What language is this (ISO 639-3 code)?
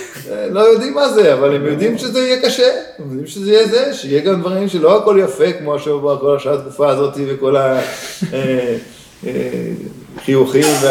heb